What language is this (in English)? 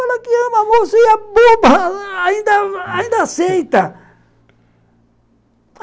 Portuguese